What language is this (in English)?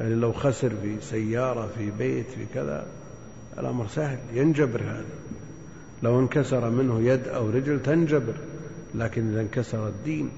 Arabic